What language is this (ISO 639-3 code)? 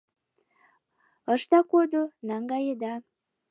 chm